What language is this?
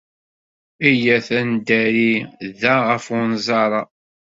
Kabyle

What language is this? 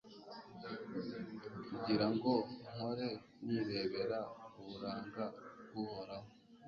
Kinyarwanda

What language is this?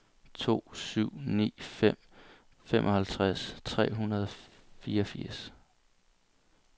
Danish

